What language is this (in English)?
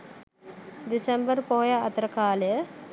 Sinhala